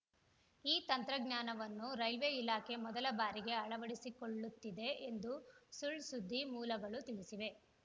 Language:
Kannada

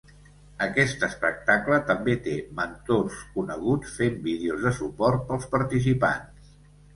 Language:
Catalan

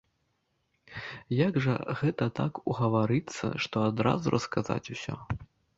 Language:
Belarusian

